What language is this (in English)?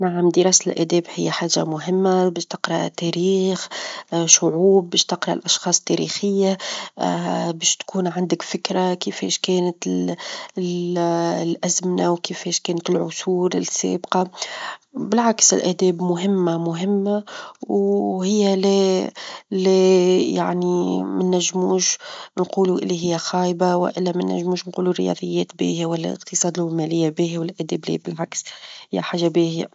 Tunisian Arabic